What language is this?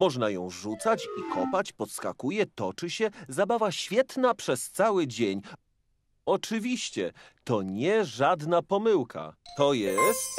Polish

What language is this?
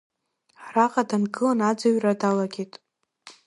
Abkhazian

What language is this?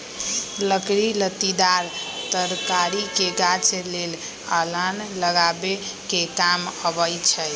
Magahi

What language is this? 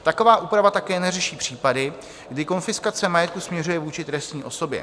Czech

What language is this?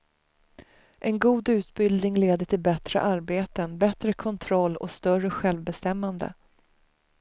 Swedish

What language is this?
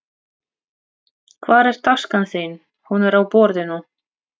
Icelandic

